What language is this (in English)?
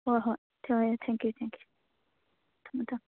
Manipuri